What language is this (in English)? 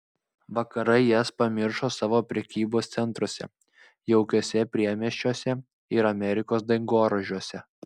Lithuanian